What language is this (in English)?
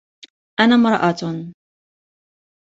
Arabic